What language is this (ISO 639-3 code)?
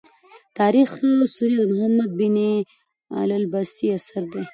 pus